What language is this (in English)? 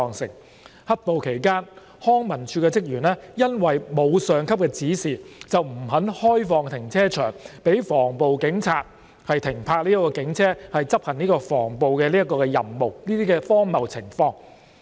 Cantonese